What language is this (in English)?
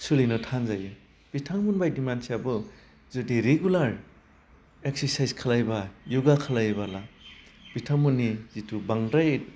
Bodo